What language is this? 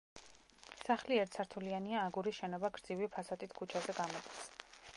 Georgian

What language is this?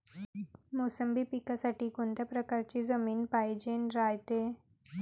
Marathi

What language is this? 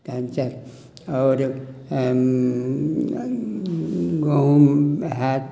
Maithili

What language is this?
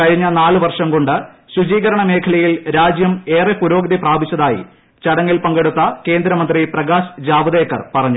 Malayalam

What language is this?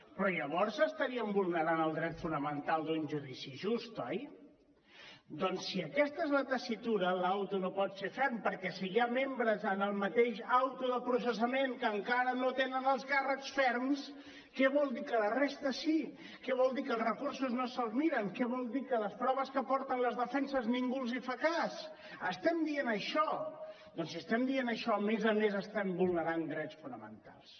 Catalan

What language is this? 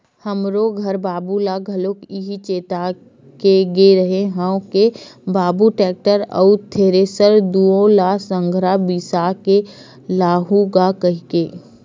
Chhattisgarhi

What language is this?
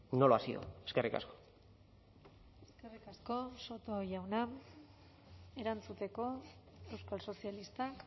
Basque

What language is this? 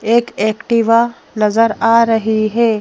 Hindi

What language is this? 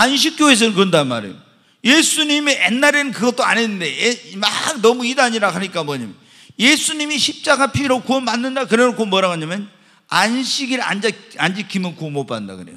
Korean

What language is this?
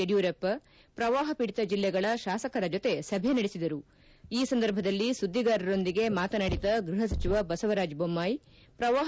Kannada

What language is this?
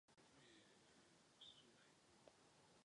Czech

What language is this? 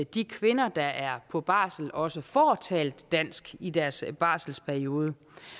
Danish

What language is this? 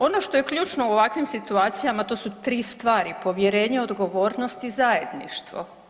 Croatian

